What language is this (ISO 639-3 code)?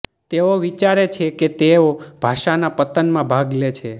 guj